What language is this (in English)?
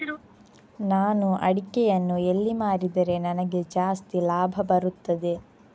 Kannada